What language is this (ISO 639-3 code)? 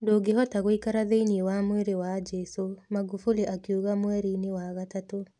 kik